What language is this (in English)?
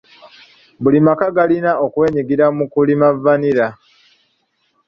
Ganda